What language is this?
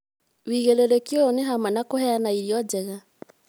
Kikuyu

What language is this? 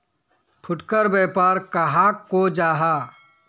Magahi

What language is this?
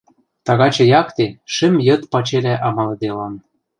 Western Mari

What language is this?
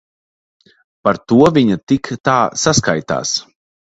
Latvian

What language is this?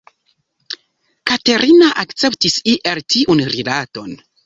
Esperanto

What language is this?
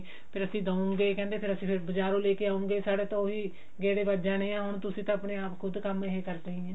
Punjabi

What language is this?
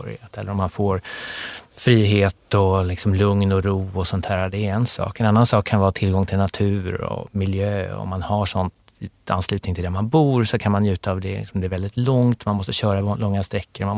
Swedish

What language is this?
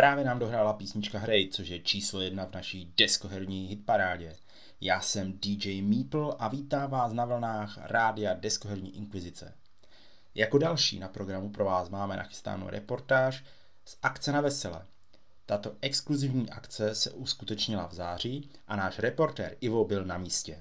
Czech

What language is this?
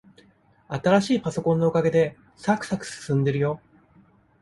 Japanese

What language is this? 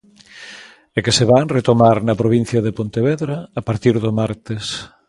Galician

